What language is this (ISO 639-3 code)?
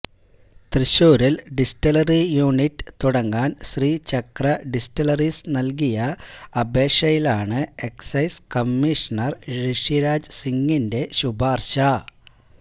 mal